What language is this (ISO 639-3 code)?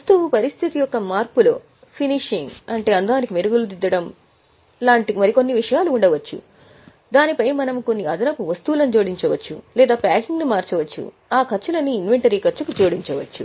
tel